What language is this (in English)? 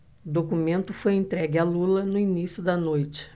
Portuguese